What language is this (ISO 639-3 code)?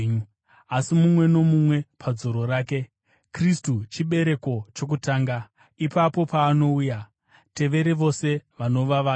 sna